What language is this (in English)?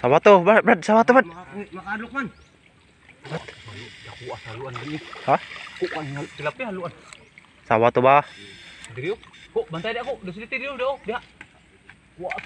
Indonesian